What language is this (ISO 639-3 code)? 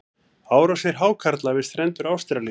isl